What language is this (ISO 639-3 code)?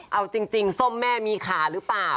tha